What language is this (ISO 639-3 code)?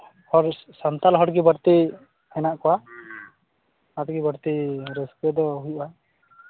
sat